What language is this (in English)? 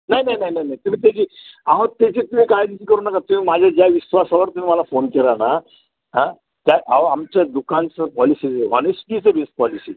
Marathi